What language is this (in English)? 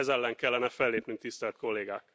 Hungarian